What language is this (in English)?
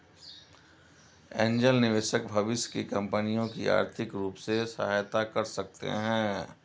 Hindi